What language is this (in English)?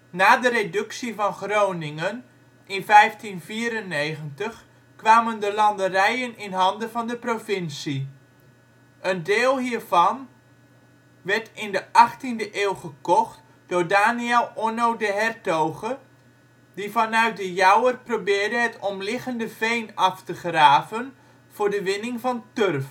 Dutch